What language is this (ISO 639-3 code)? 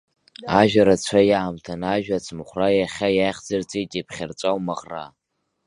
abk